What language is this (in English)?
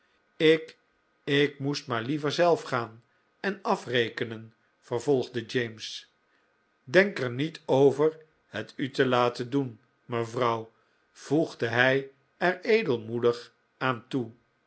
Dutch